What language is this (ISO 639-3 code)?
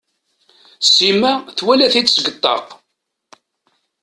kab